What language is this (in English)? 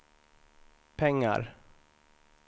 Swedish